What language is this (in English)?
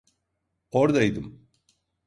Turkish